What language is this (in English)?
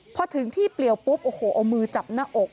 Thai